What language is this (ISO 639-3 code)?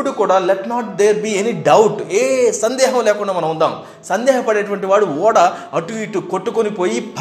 tel